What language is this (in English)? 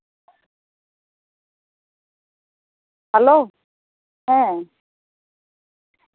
Santali